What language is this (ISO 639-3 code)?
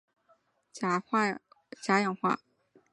zho